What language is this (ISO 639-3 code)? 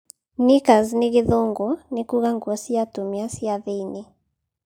kik